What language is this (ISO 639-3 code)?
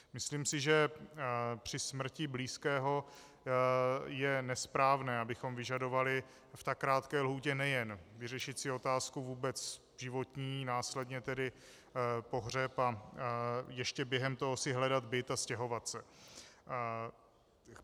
ces